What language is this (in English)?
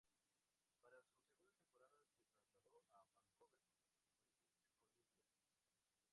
Spanish